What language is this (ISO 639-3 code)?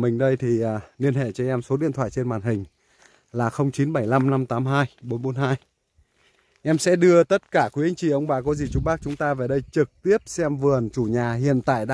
vie